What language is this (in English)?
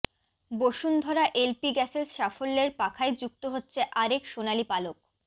Bangla